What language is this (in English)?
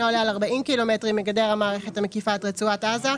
Hebrew